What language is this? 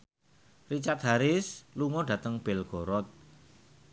Javanese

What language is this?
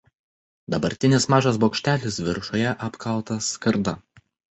Lithuanian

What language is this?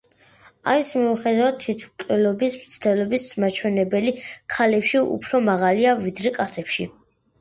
Georgian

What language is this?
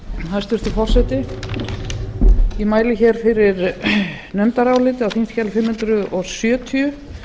Icelandic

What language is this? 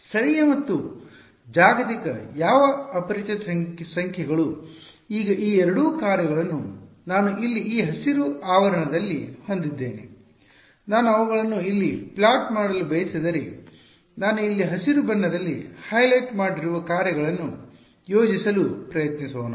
Kannada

